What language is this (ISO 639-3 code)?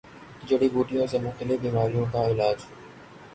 urd